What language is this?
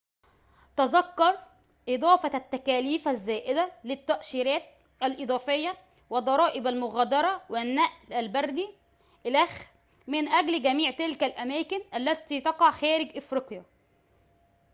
Arabic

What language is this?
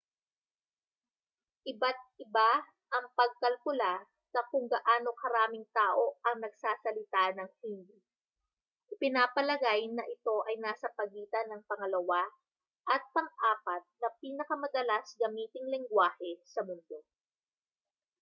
Filipino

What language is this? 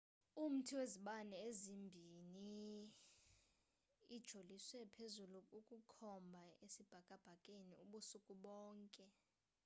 Xhosa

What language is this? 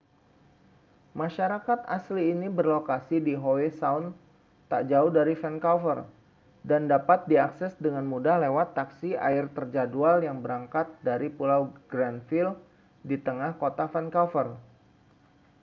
Indonesian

